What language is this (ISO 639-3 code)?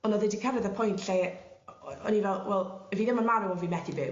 cym